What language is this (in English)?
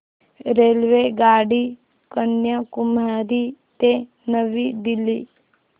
Marathi